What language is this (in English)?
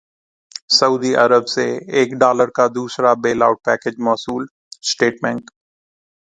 Urdu